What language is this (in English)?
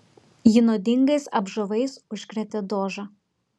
Lithuanian